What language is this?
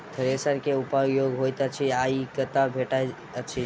Maithili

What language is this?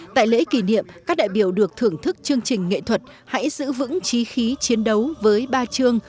Vietnamese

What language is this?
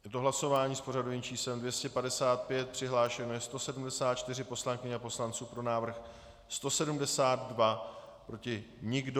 Czech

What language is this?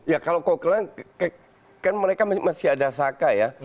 Indonesian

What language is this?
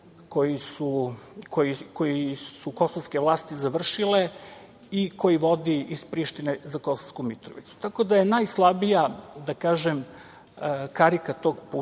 Serbian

